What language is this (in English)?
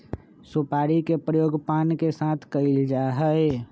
Magahi